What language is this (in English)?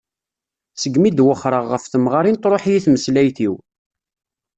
Kabyle